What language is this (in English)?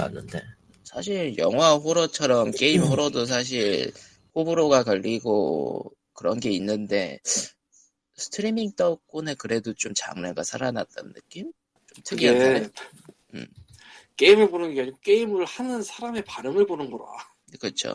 Korean